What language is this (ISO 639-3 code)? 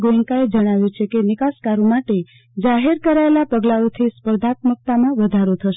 guj